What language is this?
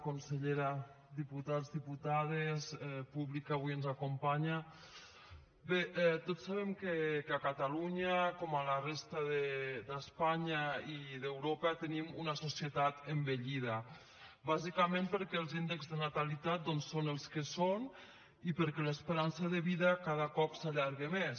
Catalan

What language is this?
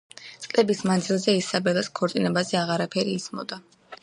Georgian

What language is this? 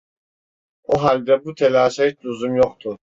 Turkish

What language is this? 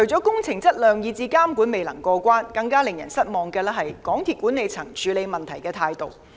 Cantonese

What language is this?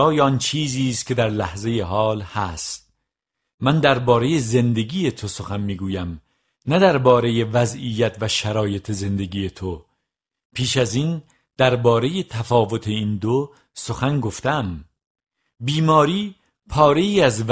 Persian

